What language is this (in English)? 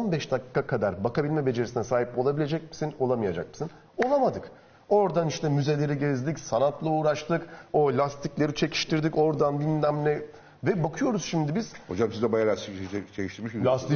Turkish